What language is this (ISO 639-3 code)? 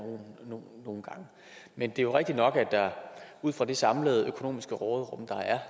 dan